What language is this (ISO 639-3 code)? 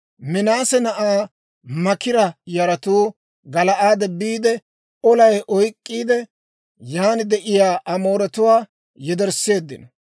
dwr